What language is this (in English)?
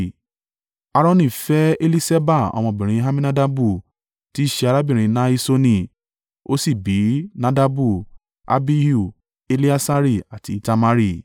Yoruba